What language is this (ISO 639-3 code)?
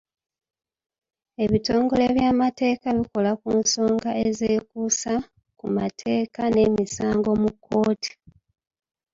lug